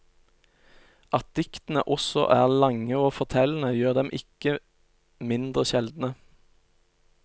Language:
Norwegian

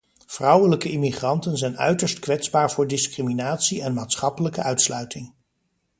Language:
Dutch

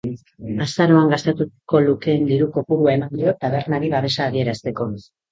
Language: Basque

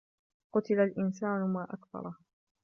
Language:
Arabic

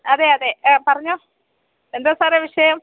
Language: Malayalam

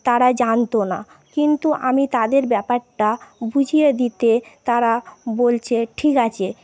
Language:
Bangla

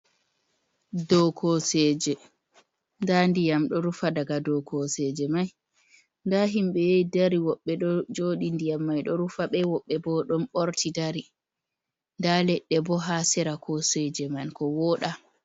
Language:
Fula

